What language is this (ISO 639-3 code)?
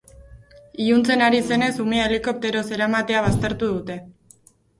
eus